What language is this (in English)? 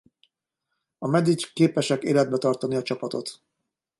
Hungarian